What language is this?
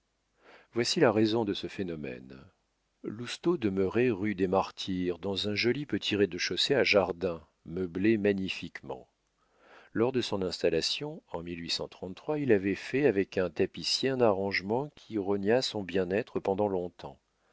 French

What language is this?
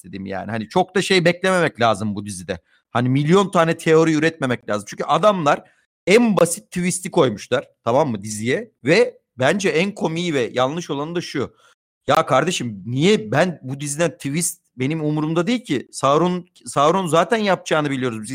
Turkish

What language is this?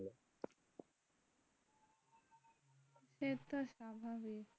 Bangla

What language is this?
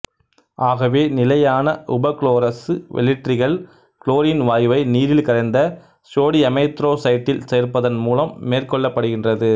Tamil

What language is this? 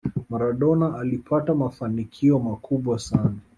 Swahili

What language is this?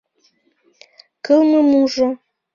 Mari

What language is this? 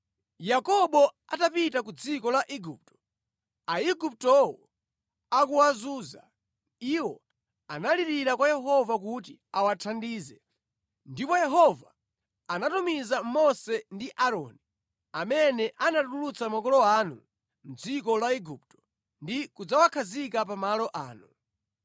Nyanja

